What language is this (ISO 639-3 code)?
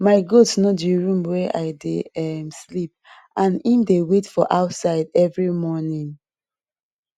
pcm